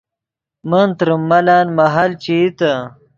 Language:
Yidgha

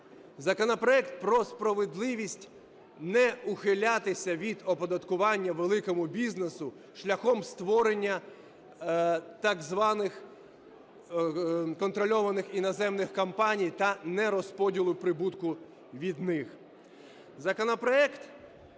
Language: Ukrainian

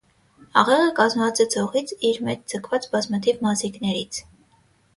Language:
Armenian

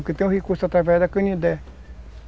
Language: Portuguese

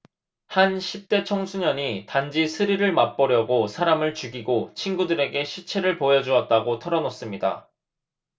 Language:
Korean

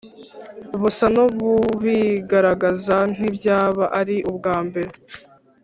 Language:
Kinyarwanda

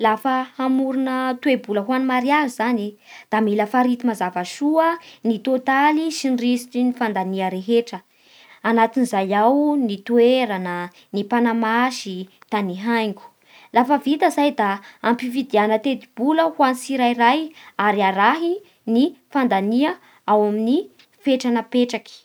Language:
Bara Malagasy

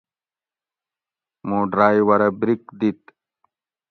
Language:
Gawri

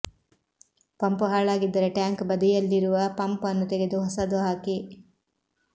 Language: Kannada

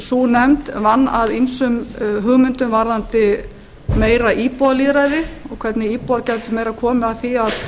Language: Icelandic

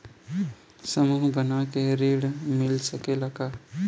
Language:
Bhojpuri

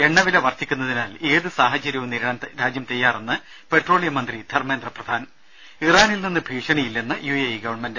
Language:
Malayalam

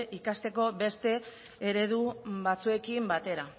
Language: Basque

